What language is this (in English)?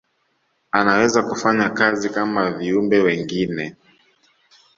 Swahili